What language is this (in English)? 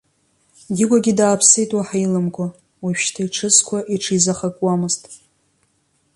Abkhazian